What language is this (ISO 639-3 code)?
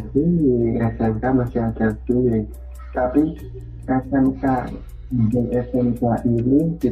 ind